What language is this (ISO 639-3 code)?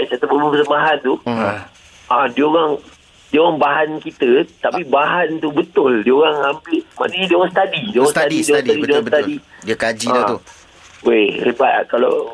msa